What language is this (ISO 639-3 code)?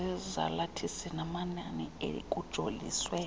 xho